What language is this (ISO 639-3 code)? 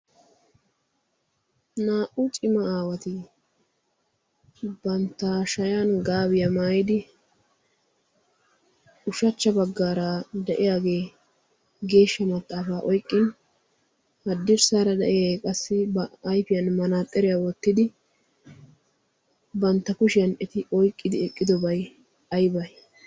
wal